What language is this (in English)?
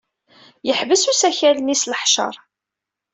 Kabyle